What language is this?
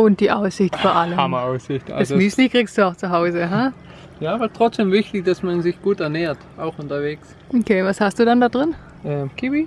German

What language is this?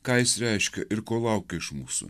Lithuanian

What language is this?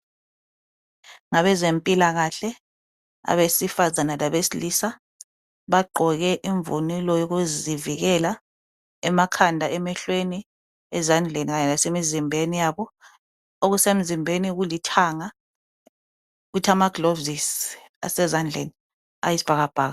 North Ndebele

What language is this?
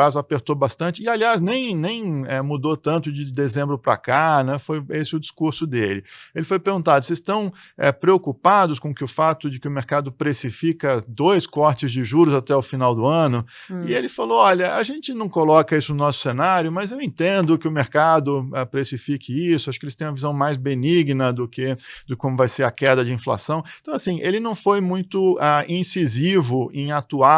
Portuguese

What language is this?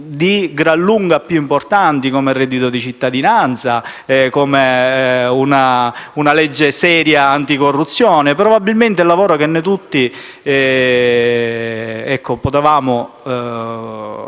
Italian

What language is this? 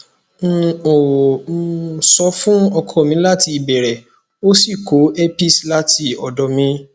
Yoruba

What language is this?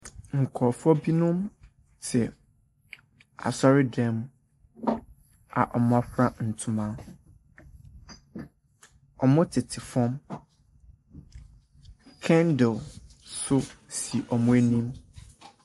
Akan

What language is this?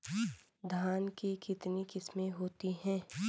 Hindi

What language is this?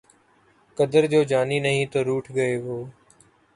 Urdu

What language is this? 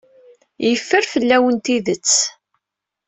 Kabyle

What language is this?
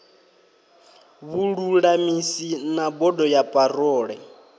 Venda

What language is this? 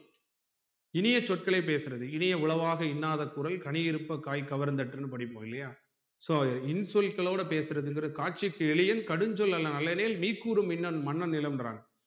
Tamil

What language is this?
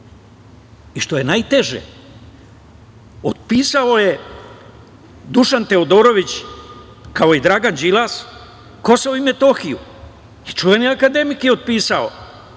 Serbian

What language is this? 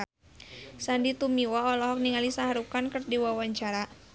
Sundanese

